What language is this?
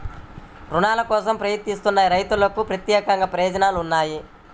Telugu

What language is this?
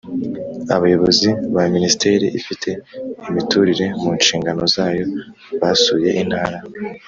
Kinyarwanda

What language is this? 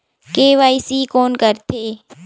Chhattisgarhi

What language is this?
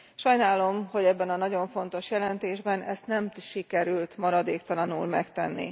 Hungarian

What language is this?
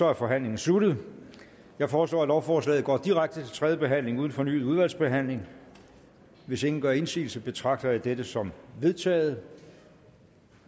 Danish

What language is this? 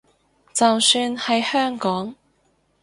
Cantonese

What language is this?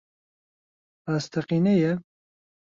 Central Kurdish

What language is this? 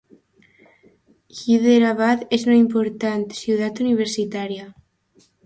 Catalan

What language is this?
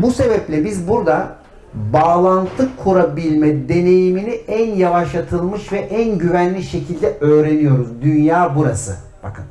Turkish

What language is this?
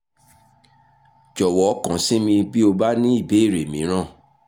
Yoruba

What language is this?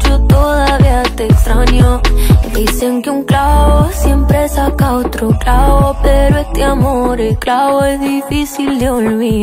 Spanish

